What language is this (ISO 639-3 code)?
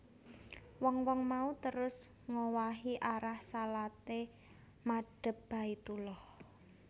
jav